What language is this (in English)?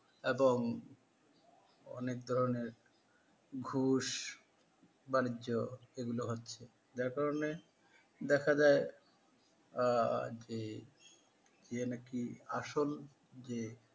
Bangla